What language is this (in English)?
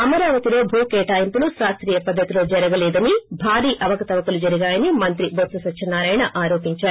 Telugu